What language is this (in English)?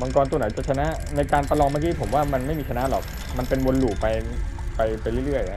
Thai